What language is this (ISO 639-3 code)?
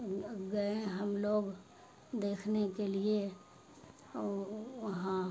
urd